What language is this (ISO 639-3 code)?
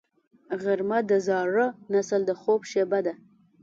pus